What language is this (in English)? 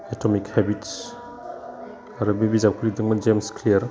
Bodo